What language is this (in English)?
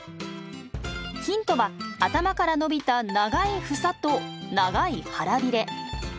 Japanese